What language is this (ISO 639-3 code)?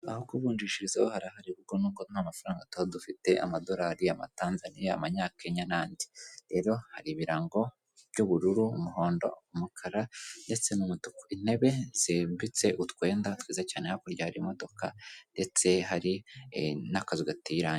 kin